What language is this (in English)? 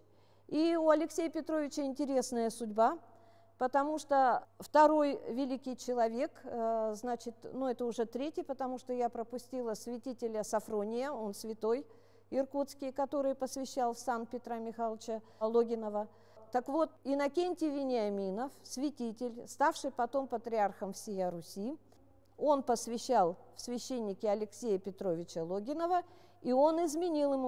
Russian